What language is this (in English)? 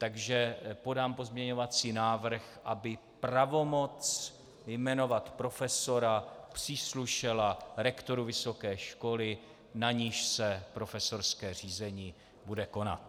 Czech